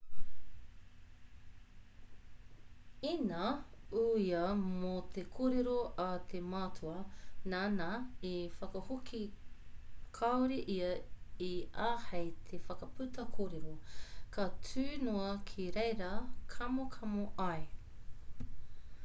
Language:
Māori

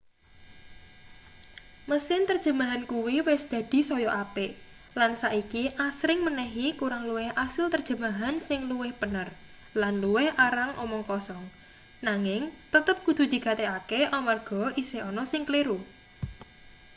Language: Javanese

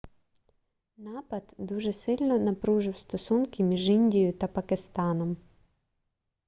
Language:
Ukrainian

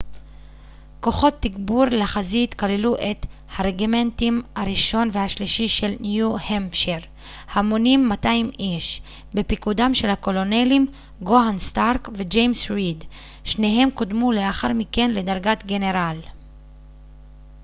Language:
Hebrew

